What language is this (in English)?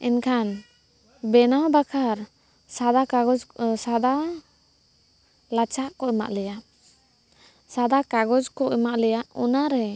Santali